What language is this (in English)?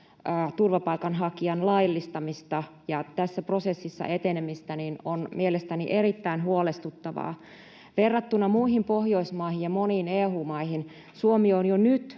Finnish